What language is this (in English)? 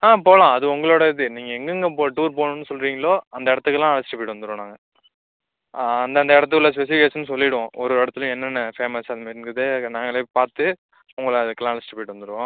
Tamil